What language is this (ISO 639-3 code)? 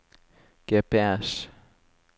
nor